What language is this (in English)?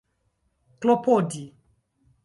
Esperanto